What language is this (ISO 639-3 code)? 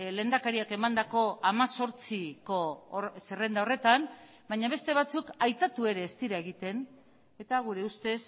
eus